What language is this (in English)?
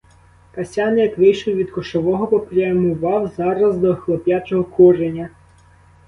Ukrainian